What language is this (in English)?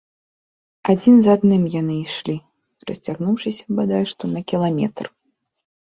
Belarusian